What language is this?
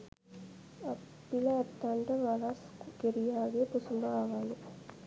Sinhala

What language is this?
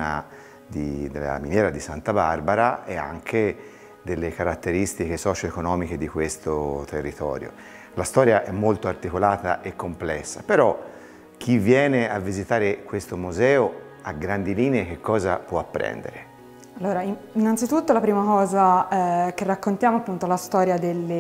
Italian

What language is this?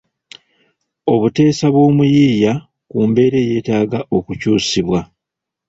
Ganda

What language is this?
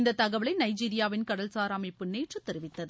Tamil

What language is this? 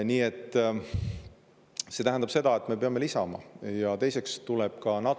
Estonian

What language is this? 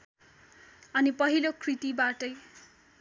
Nepali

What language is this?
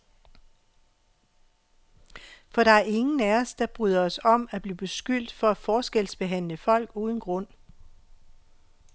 Danish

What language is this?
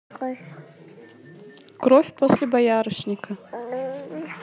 Russian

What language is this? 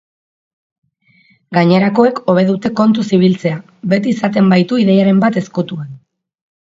Basque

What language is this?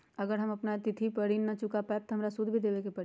Magahi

